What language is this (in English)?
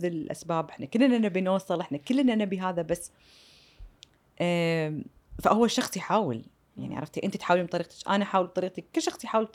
Arabic